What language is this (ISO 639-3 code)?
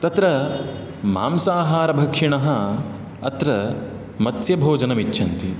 san